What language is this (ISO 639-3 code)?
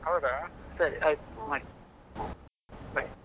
kan